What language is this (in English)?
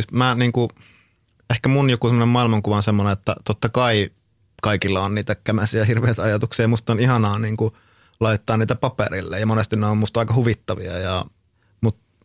Finnish